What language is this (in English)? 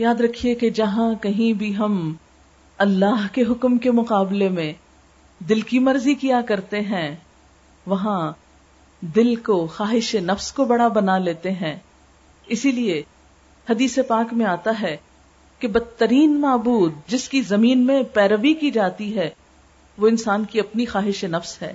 Urdu